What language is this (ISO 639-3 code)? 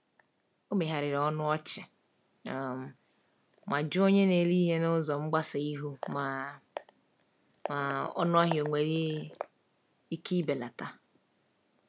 ibo